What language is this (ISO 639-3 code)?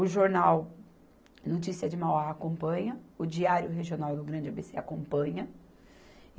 por